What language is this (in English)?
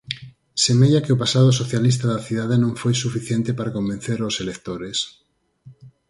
Galician